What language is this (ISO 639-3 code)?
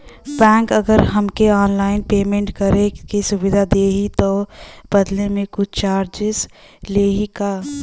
bho